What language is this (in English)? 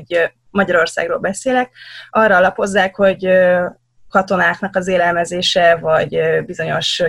Hungarian